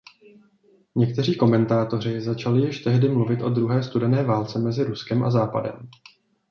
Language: Czech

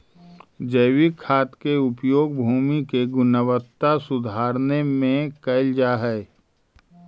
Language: Magahi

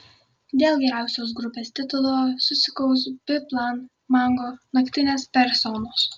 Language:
Lithuanian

